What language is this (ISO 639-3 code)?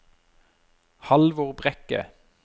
nor